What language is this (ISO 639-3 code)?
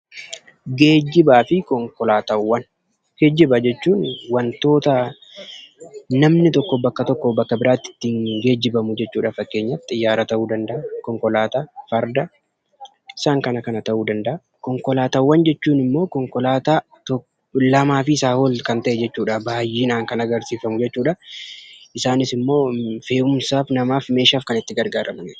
orm